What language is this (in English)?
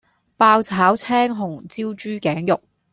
Cantonese